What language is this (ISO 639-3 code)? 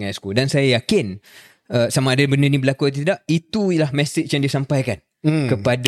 msa